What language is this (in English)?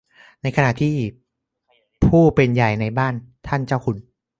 Thai